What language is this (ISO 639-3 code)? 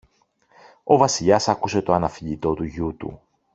ell